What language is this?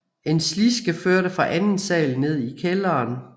Danish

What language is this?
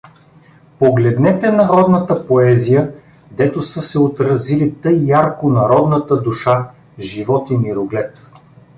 Bulgarian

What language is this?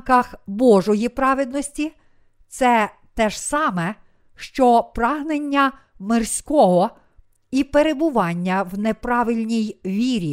Ukrainian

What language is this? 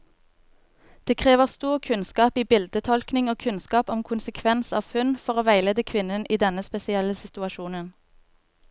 Norwegian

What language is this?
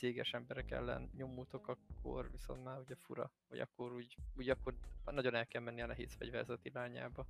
Hungarian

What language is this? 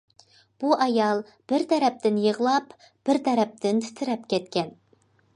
Uyghur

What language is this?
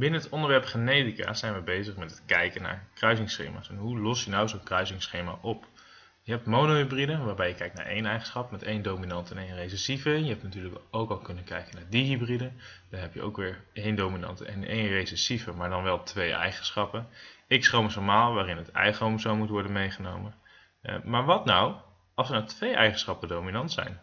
Dutch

